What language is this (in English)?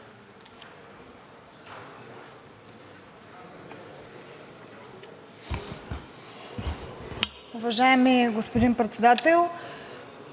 Bulgarian